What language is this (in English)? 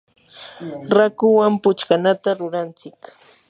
Yanahuanca Pasco Quechua